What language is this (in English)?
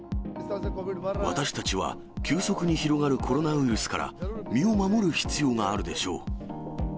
Japanese